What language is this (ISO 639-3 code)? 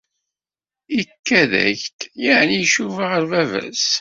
kab